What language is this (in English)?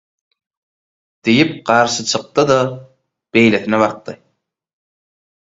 Turkmen